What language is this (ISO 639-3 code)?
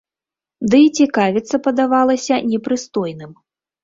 bel